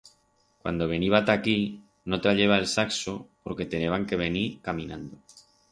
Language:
Aragonese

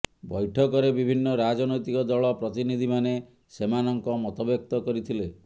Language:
Odia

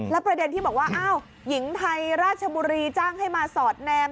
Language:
Thai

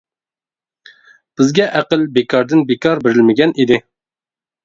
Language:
Uyghur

